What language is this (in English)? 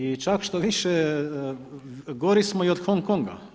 Croatian